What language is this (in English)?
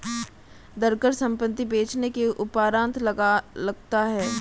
Hindi